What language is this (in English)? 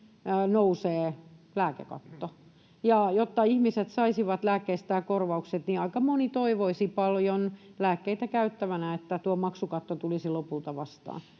Finnish